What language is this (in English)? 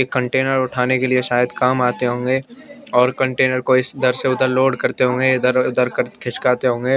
Hindi